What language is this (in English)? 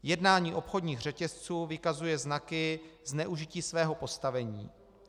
Czech